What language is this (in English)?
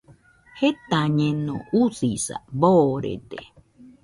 Nüpode Huitoto